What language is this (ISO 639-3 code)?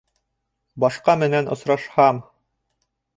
bak